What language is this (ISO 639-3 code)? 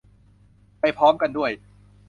tha